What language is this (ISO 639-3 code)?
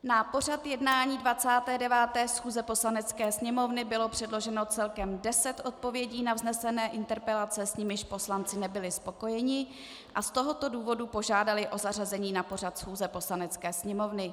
ces